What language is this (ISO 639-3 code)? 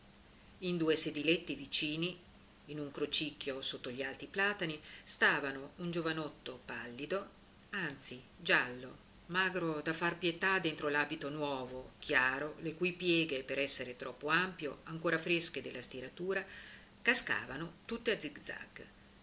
ita